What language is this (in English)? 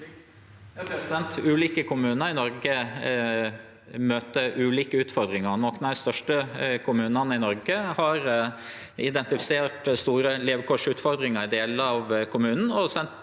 Norwegian